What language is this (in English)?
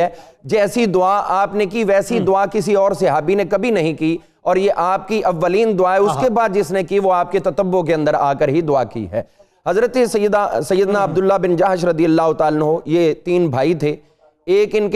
Urdu